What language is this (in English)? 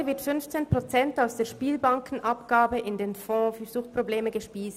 Swiss German